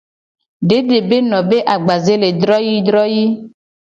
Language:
Gen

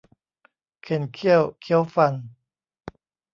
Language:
Thai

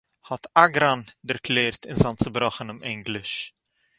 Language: Yiddish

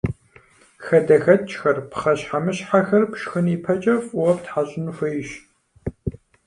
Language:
Kabardian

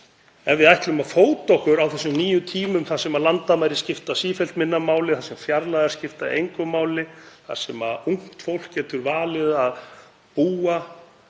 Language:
Icelandic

